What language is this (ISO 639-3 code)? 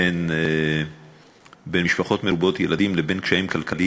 heb